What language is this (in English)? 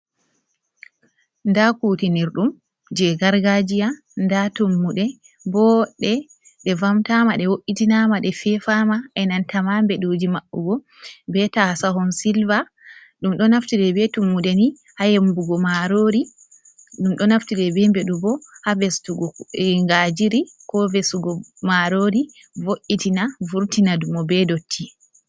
Fula